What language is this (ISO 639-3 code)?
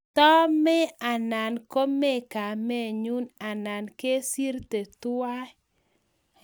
kln